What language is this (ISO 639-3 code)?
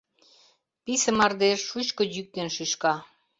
chm